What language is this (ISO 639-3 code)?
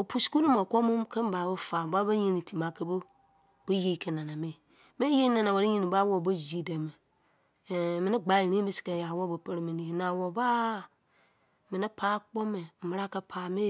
ijc